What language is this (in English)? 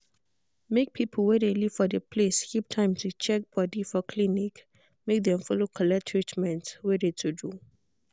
Nigerian Pidgin